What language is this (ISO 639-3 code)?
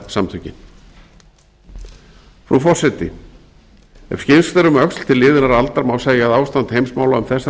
isl